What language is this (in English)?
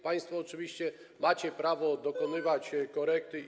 Polish